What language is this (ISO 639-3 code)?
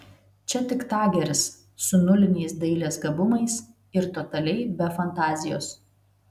lit